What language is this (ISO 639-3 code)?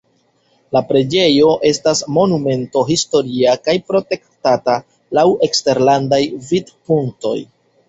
epo